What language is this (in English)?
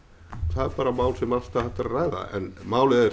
Icelandic